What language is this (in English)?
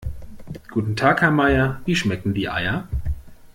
German